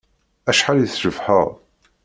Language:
Kabyle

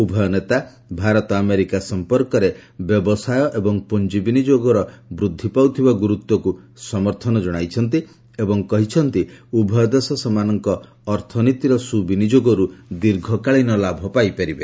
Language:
Odia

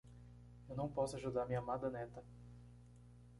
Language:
Portuguese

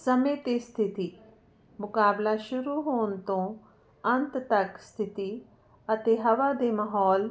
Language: Punjabi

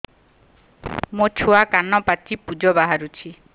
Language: Odia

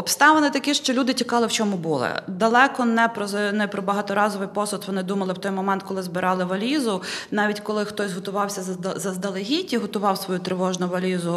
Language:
Ukrainian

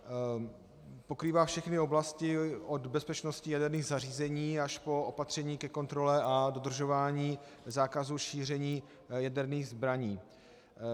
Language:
Czech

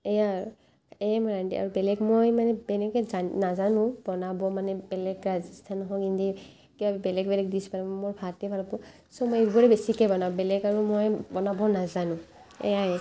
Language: Assamese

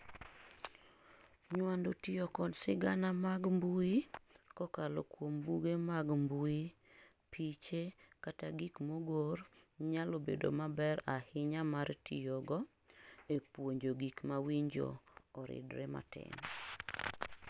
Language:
Luo (Kenya and Tanzania)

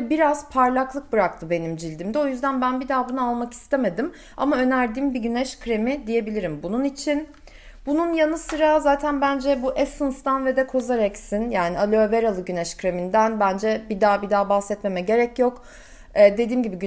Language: Turkish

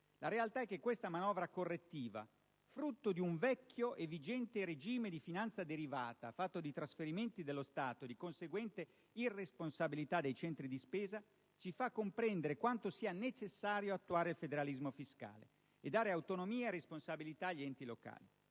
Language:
Italian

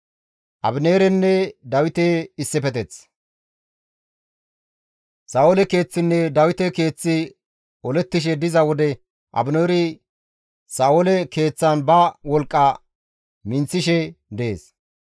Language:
Gamo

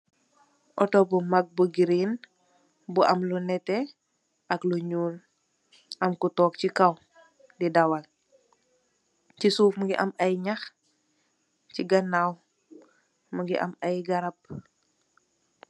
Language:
Wolof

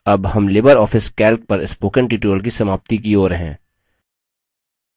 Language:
Hindi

